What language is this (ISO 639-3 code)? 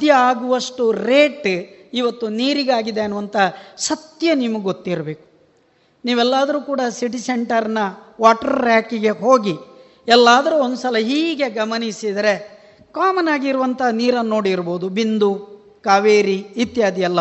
kan